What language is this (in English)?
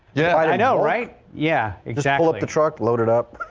English